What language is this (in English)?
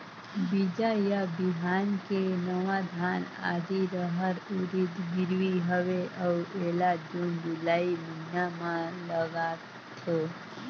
Chhattisgarhi